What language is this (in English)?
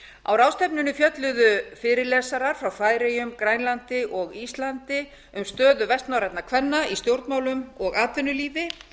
Icelandic